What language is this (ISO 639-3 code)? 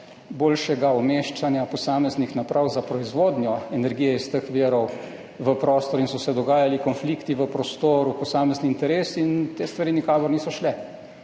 slv